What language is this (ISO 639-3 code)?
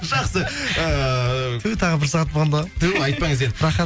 kaz